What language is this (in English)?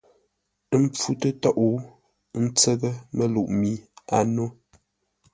Ngombale